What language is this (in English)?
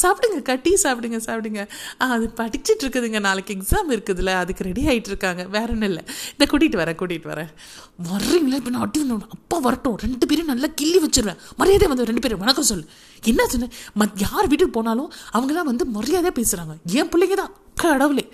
Tamil